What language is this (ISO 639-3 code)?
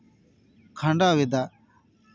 sat